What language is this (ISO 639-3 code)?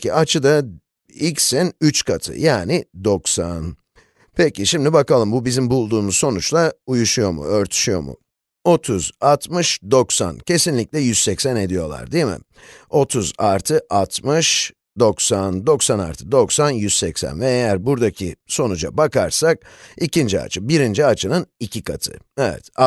tur